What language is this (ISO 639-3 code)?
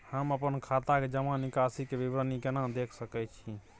mai